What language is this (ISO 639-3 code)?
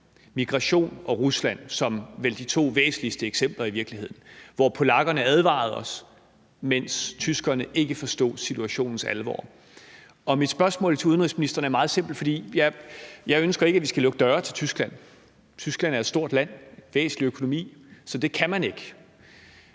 dan